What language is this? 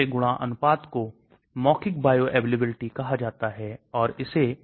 Hindi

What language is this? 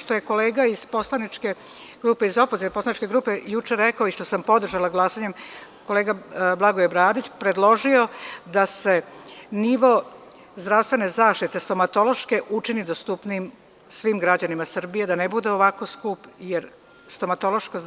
Serbian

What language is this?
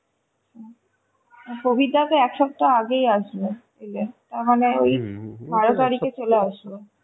Bangla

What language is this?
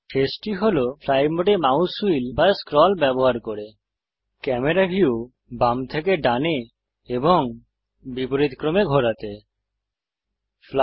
Bangla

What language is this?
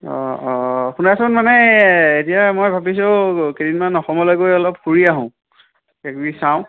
Assamese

